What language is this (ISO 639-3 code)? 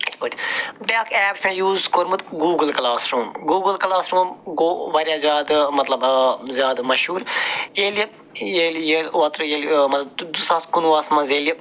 kas